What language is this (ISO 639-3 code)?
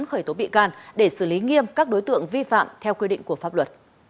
vie